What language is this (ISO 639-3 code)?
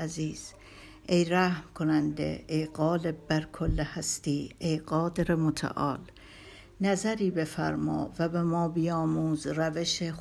fas